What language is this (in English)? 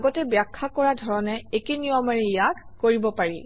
Assamese